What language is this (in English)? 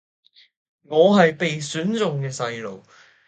Cantonese